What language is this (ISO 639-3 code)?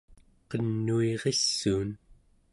esu